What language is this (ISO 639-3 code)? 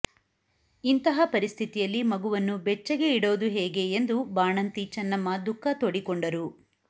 kan